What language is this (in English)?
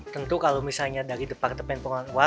Indonesian